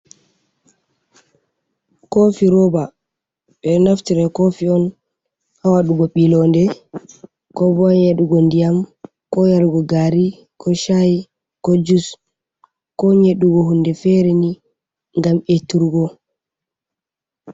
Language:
Fula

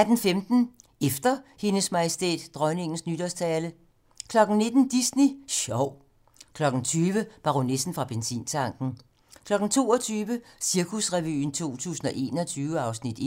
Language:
Danish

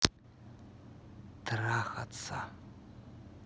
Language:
Russian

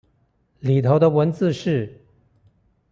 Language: Chinese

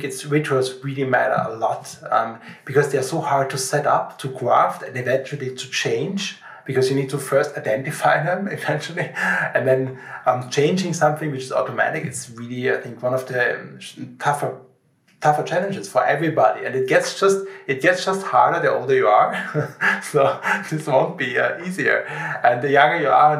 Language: English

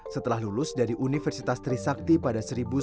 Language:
Indonesian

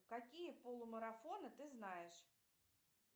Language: Russian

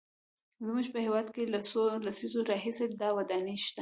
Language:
Pashto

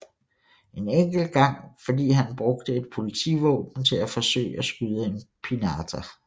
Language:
Danish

